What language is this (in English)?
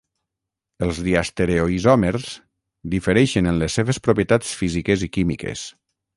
Catalan